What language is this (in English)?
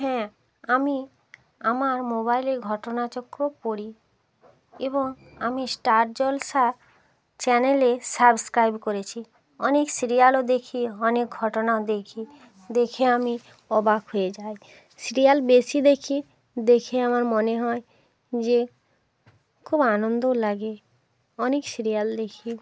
Bangla